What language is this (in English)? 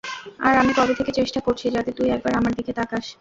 Bangla